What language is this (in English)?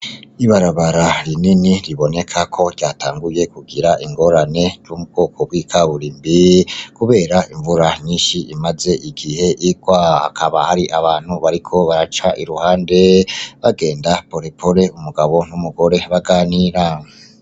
Rundi